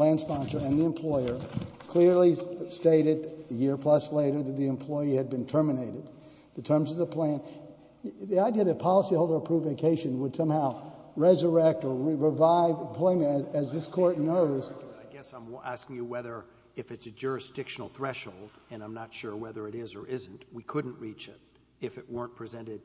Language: English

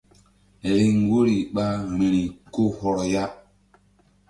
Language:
Mbum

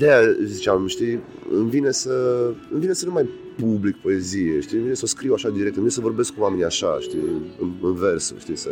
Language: Romanian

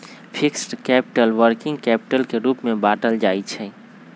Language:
Magahi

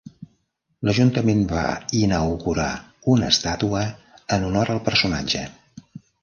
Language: Catalan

